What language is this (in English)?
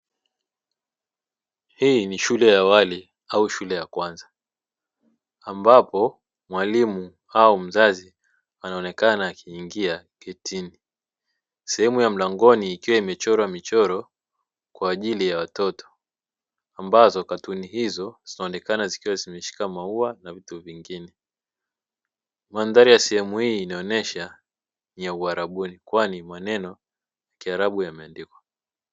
Swahili